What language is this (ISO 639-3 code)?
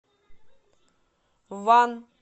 rus